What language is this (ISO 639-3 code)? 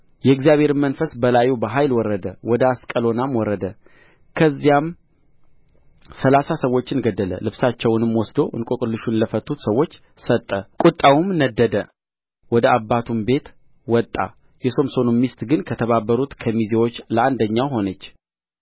amh